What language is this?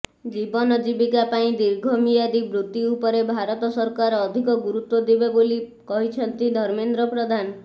Odia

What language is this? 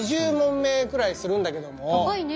Japanese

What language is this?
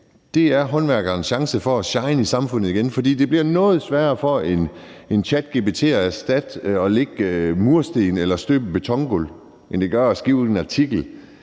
Danish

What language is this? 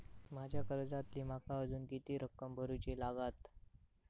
Marathi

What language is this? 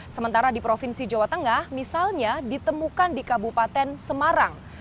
Indonesian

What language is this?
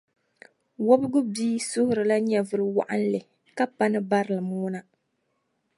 Dagbani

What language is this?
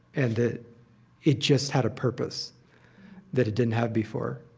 English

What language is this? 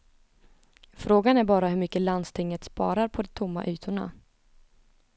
Swedish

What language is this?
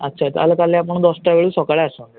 Odia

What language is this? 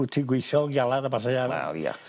Welsh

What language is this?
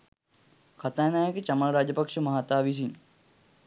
Sinhala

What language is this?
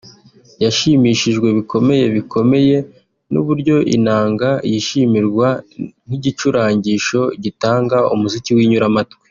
Kinyarwanda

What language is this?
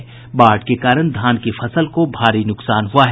Hindi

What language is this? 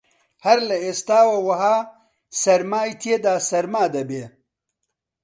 Central Kurdish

